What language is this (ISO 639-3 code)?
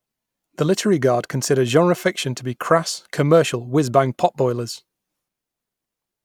eng